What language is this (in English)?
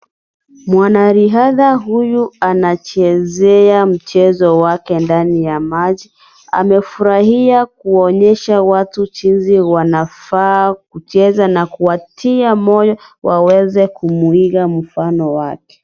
Swahili